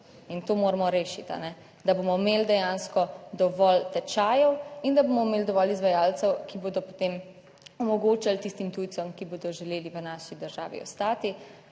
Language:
Slovenian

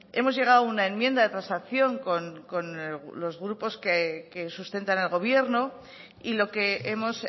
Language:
Spanish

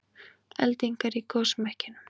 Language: Icelandic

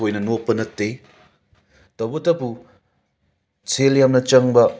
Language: Manipuri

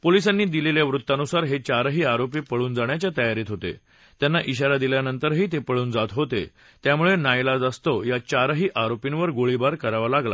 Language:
Marathi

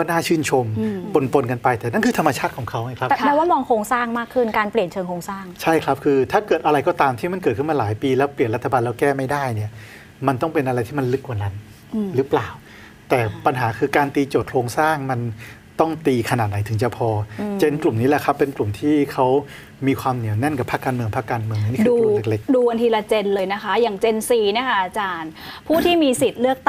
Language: Thai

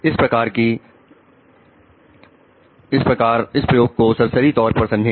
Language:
Hindi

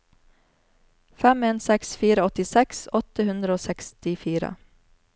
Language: Norwegian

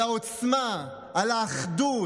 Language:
Hebrew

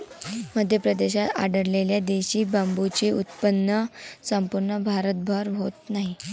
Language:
Marathi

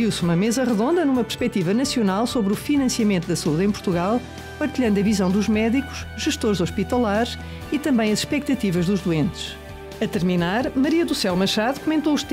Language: Portuguese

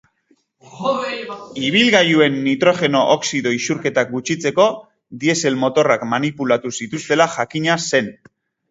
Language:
Basque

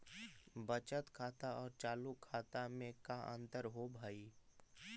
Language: Magahi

